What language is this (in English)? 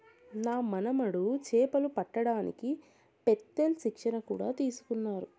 Telugu